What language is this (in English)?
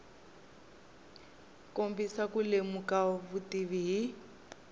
Tsonga